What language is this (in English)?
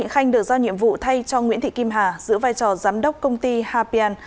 Vietnamese